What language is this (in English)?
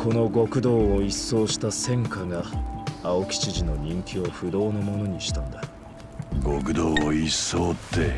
Japanese